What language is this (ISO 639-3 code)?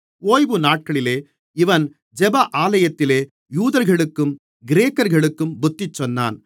tam